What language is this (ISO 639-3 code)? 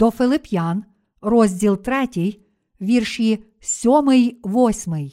ukr